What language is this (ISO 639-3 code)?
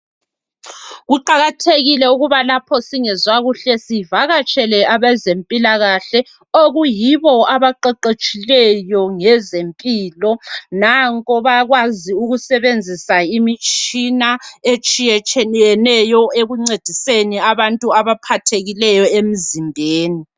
nde